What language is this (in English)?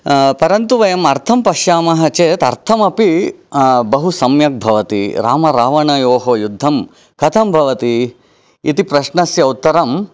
Sanskrit